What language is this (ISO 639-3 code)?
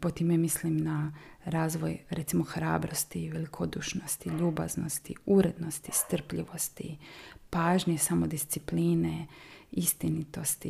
hrv